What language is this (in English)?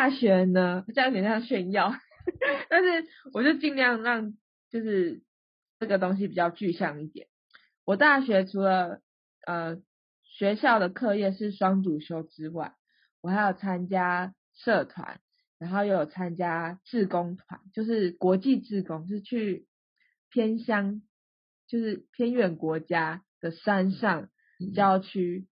Chinese